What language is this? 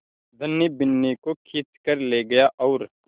Hindi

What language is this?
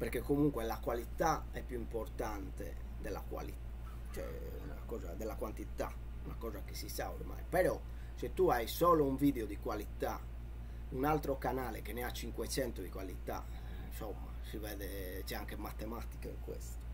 Italian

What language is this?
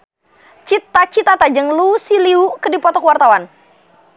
Sundanese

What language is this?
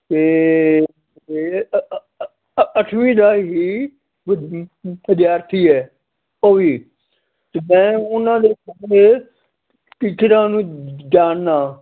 Punjabi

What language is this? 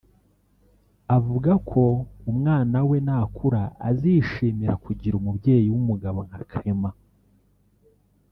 Kinyarwanda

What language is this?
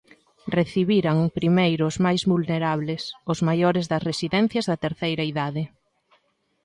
Galician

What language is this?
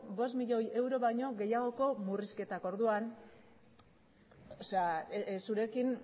Basque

